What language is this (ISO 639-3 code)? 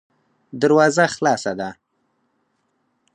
pus